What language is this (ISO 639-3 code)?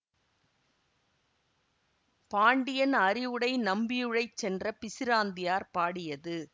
tam